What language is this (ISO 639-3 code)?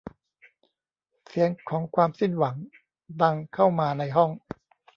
tha